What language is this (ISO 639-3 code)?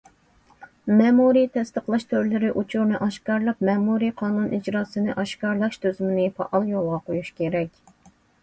uig